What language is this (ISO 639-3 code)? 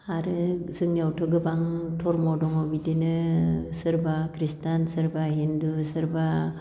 brx